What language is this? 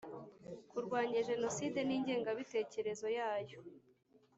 Kinyarwanda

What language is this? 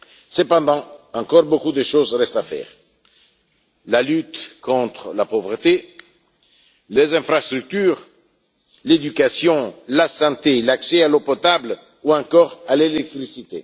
French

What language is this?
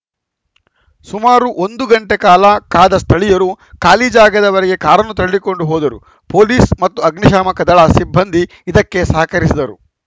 Kannada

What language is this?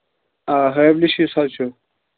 Kashmiri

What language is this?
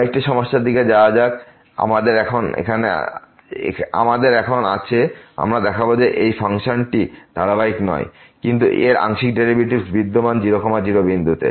Bangla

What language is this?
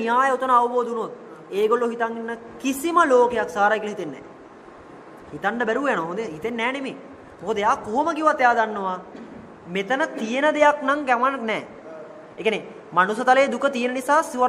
Hindi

